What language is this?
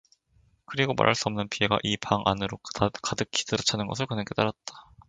Korean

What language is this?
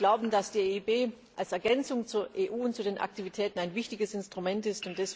German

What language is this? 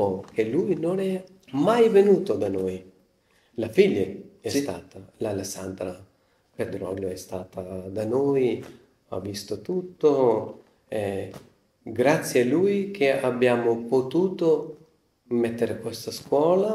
Italian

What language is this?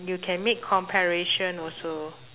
English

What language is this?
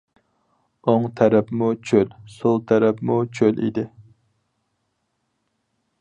Uyghur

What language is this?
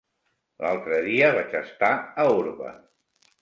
Catalan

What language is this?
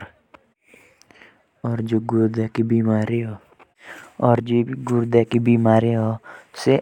Jaunsari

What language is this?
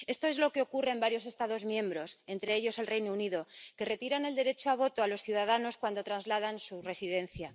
Spanish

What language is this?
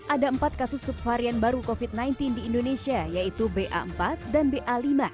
Indonesian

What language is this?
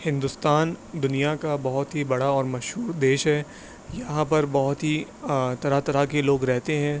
Urdu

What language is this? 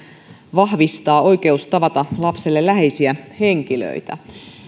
Finnish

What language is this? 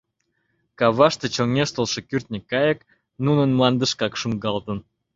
Mari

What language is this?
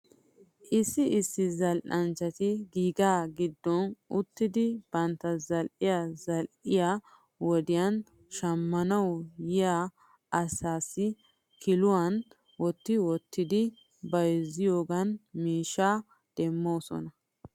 Wolaytta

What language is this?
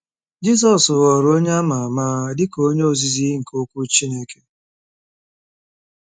Igbo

